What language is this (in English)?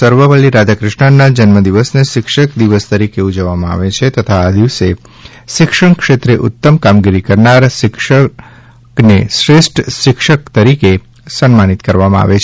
Gujarati